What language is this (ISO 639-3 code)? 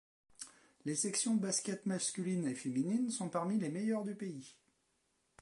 fra